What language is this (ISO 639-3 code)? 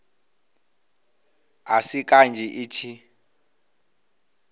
ven